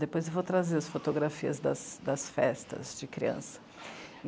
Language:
Portuguese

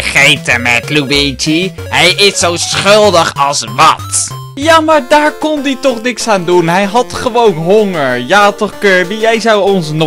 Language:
Dutch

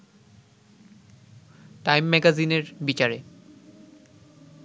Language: Bangla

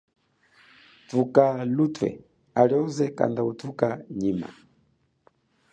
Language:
Chokwe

